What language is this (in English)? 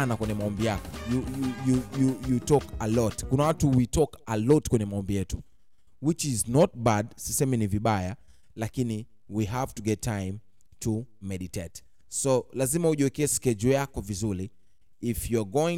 Swahili